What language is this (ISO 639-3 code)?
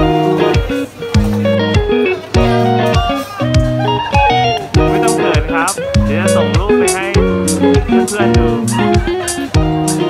tha